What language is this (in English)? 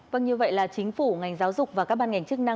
Vietnamese